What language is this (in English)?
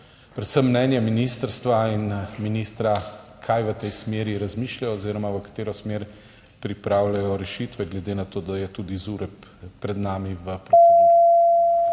Slovenian